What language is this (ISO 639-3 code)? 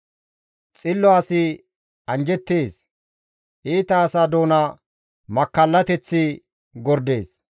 gmv